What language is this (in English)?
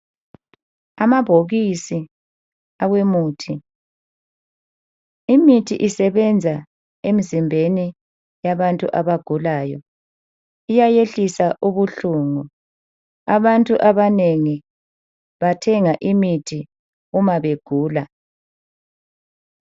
North Ndebele